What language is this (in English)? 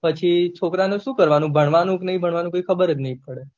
Gujarati